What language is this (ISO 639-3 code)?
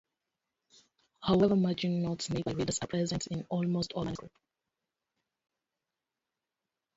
eng